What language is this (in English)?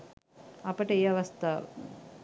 Sinhala